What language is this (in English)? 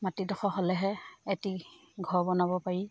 Assamese